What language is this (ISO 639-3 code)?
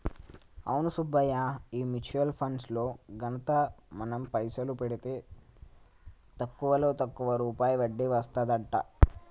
tel